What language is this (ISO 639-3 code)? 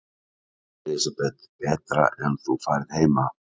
isl